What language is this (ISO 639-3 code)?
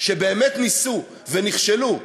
heb